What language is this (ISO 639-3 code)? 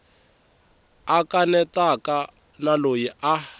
tso